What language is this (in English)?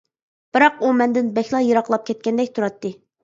Uyghur